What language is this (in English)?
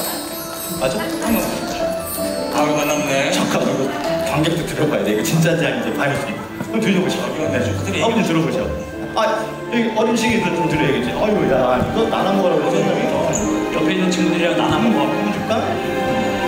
Korean